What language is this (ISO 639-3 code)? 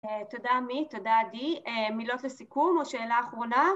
heb